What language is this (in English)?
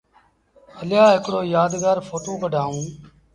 Sindhi Bhil